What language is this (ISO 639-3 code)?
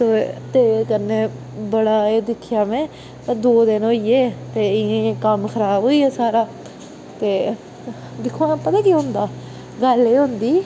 doi